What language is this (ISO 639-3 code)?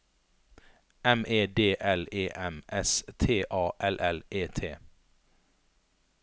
nor